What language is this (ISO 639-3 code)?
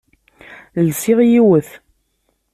kab